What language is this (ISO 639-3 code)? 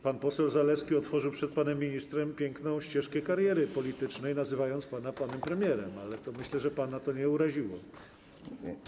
pol